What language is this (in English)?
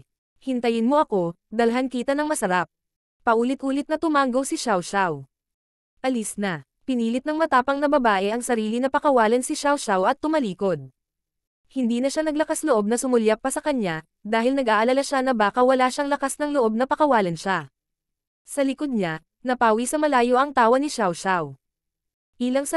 Filipino